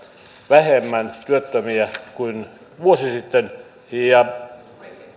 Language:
Finnish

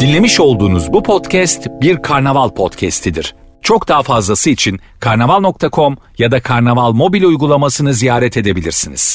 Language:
Turkish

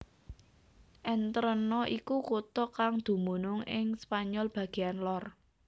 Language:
Javanese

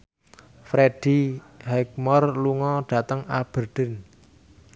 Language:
Javanese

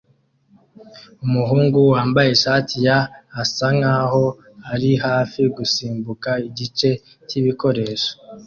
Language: Kinyarwanda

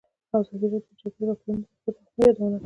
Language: Pashto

